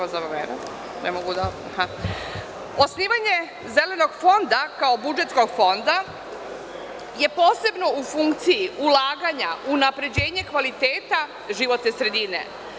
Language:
Serbian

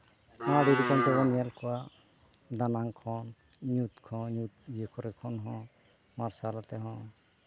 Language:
Santali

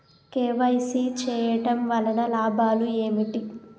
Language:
Telugu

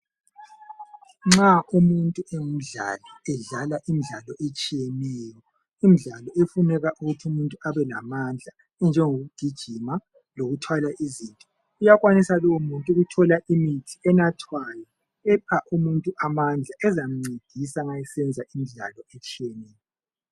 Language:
North Ndebele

